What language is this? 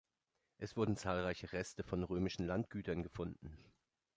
German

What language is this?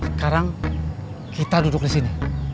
Indonesian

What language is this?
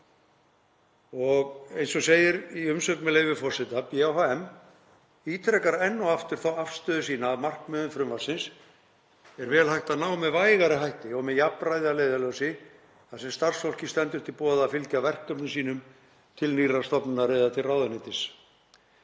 Icelandic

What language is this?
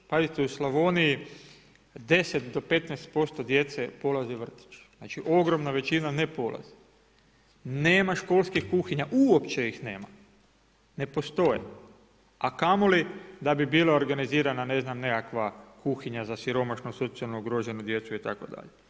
Croatian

